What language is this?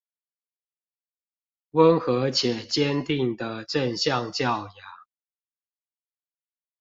Chinese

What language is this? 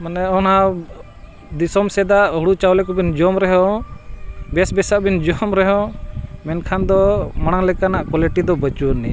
Santali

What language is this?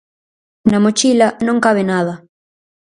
Galician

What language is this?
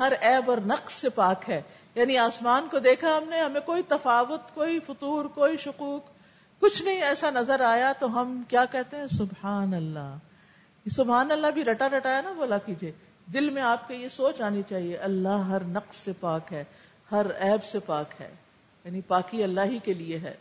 Urdu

